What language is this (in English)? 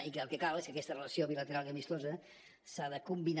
Catalan